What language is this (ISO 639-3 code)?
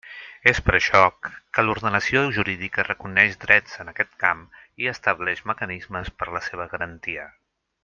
cat